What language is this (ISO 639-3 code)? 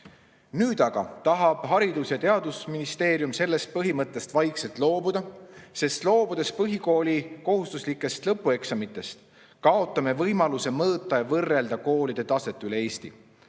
est